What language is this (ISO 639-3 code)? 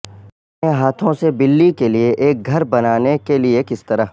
urd